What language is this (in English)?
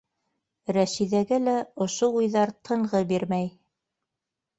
Bashkir